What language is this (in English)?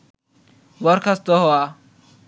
Bangla